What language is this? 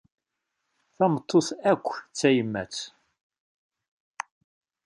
Kabyle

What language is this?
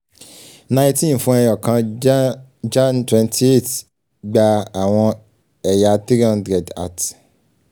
Yoruba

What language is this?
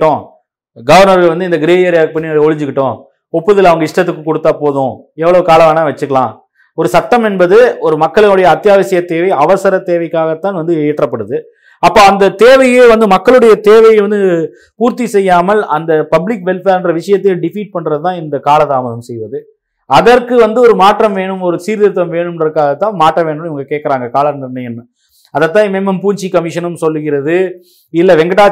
Tamil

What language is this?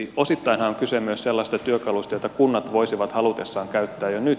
Finnish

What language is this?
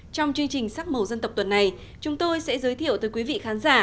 Vietnamese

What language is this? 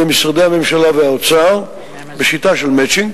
Hebrew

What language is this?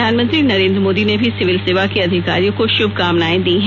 Hindi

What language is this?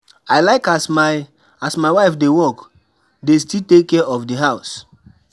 Nigerian Pidgin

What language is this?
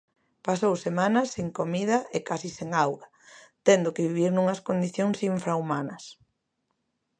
Galician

